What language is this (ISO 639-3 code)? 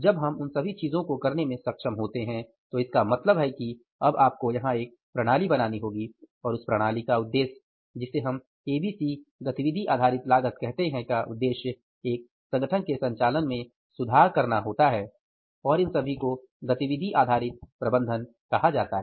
hin